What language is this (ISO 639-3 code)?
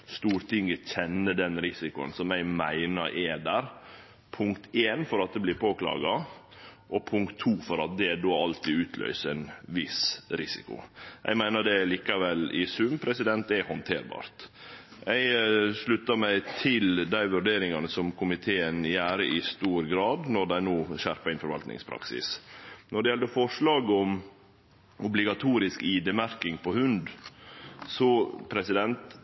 nno